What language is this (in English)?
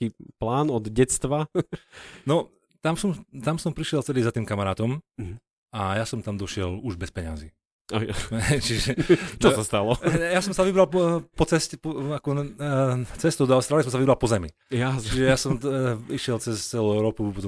Slovak